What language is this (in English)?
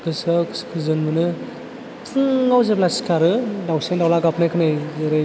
Bodo